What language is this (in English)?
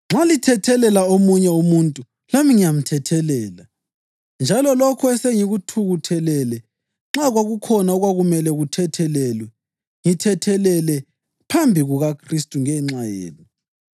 North Ndebele